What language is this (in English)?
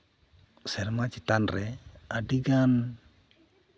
Santali